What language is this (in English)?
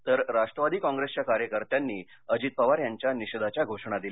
Marathi